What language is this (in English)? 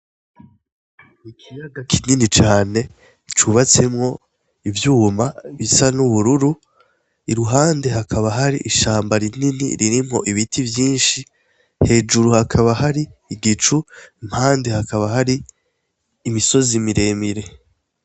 Rundi